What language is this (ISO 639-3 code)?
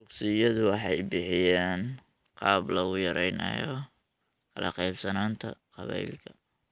som